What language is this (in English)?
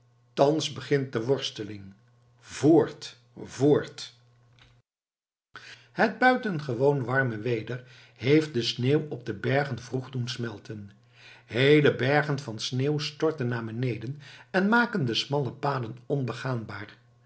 Dutch